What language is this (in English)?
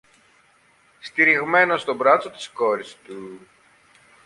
Greek